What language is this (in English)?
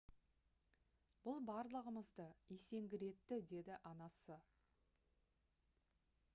Kazakh